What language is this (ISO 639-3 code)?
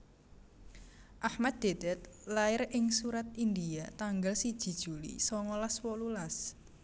jav